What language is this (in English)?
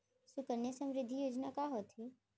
Chhattisgarhi